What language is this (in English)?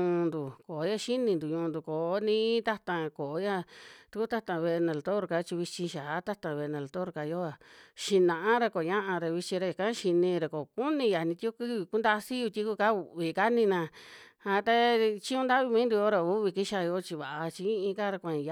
Western Juxtlahuaca Mixtec